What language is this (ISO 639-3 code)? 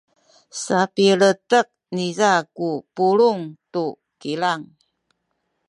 szy